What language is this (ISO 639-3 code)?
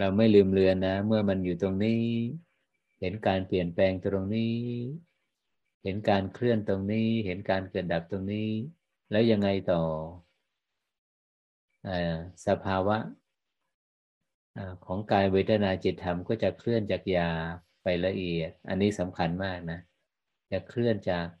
tha